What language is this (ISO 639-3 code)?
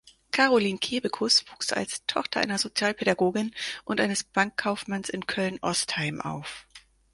deu